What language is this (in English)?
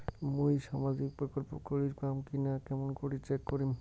Bangla